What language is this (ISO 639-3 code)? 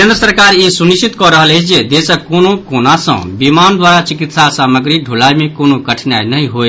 mai